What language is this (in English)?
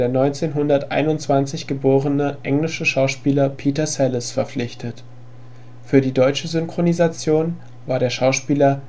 German